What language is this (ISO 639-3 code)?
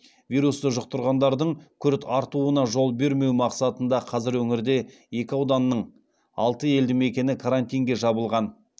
kaz